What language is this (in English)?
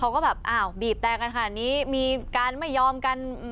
Thai